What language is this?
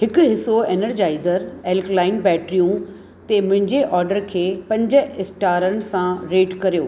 Sindhi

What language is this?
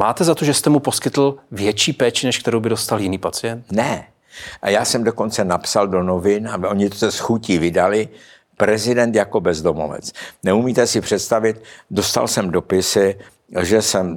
Czech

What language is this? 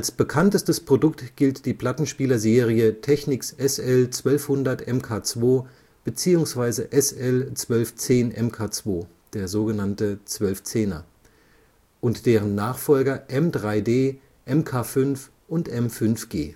German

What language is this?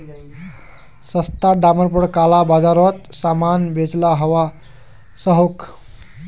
Magahi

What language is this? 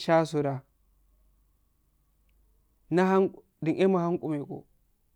Afade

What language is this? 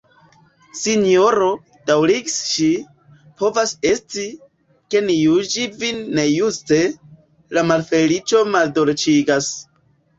Esperanto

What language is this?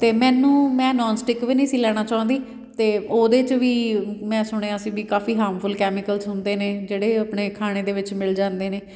Punjabi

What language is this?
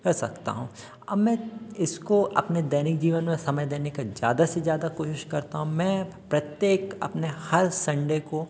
Hindi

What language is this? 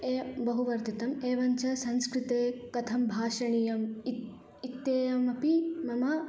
Sanskrit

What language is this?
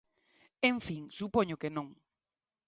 Galician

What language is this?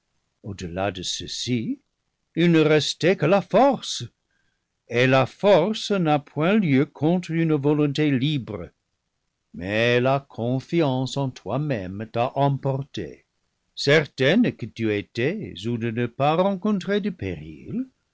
French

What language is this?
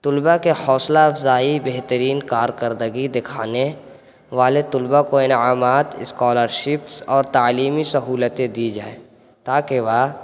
Urdu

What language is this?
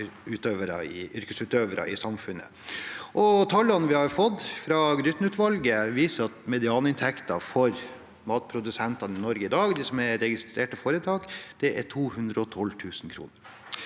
Norwegian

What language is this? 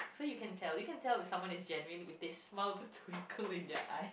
English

